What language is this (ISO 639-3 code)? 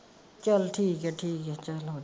pan